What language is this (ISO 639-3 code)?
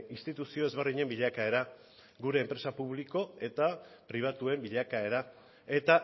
eus